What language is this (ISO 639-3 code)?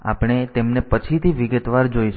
guj